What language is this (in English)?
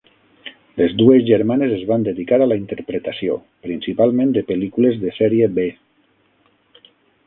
Catalan